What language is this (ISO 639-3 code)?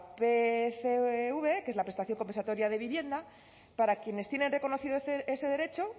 spa